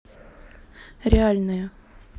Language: Russian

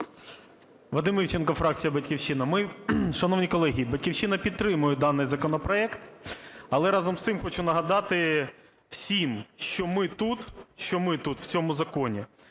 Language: Ukrainian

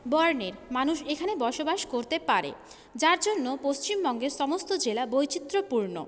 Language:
Bangla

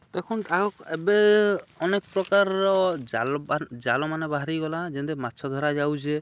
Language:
Odia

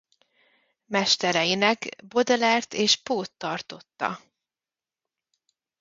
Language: Hungarian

